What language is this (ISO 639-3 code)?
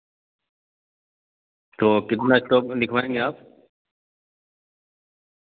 urd